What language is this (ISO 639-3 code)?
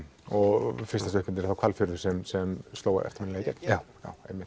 isl